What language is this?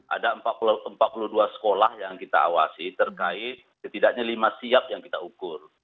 Indonesian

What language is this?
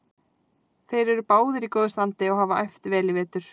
Icelandic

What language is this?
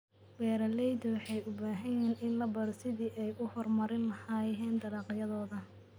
Somali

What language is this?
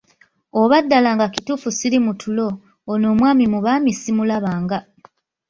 Ganda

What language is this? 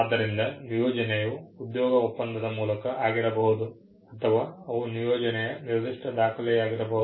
Kannada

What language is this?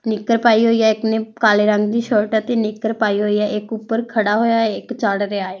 Punjabi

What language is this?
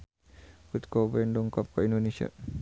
Sundanese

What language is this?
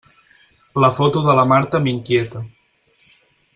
Catalan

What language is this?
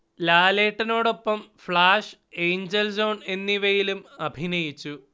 Malayalam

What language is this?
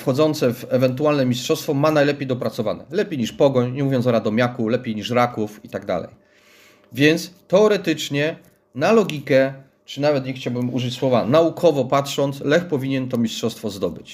Polish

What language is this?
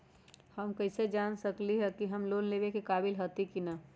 Magahi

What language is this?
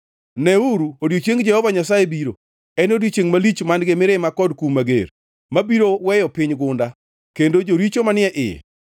Luo (Kenya and Tanzania)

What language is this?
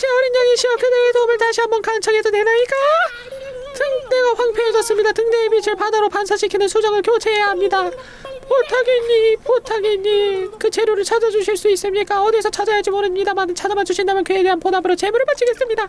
Korean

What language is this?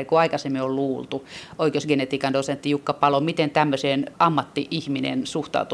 Finnish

